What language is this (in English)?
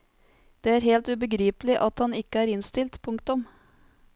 Norwegian